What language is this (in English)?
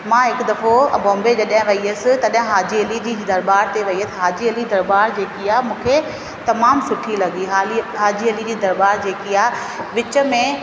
Sindhi